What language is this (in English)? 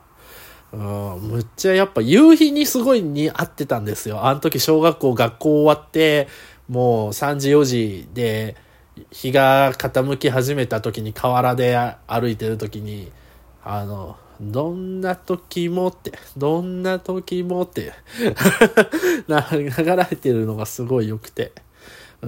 Japanese